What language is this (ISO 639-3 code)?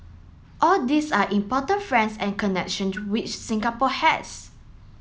eng